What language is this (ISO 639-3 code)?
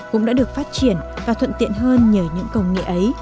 vie